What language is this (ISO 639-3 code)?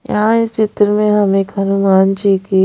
hin